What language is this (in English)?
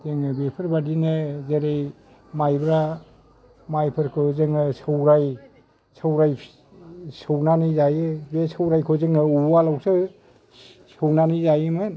Bodo